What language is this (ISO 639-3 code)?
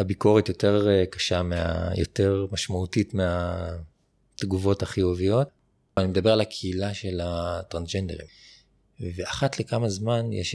heb